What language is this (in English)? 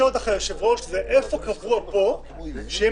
Hebrew